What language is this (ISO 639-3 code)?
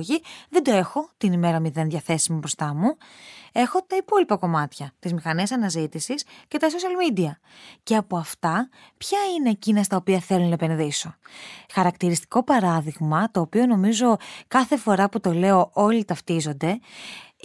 ell